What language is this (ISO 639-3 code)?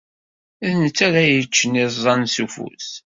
kab